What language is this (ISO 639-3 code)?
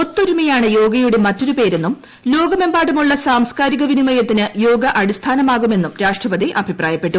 mal